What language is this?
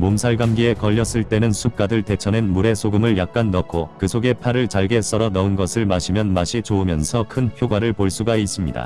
Korean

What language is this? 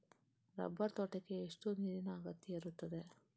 Kannada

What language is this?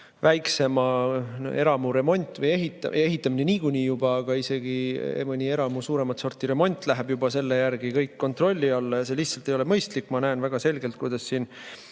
Estonian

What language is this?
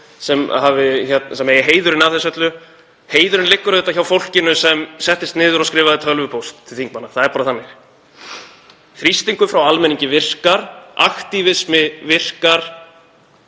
Icelandic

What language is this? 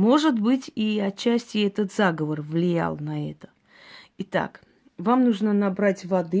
Russian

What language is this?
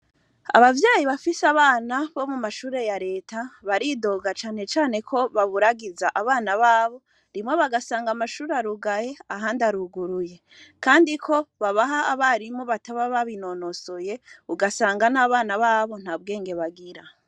Rundi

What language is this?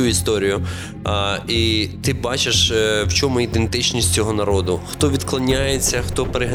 Ukrainian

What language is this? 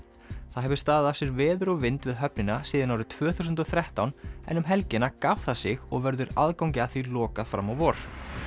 Icelandic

